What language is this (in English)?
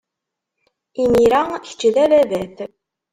Kabyle